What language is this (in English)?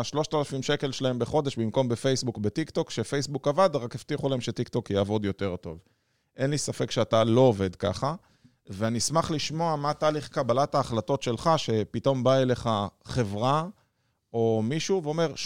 Hebrew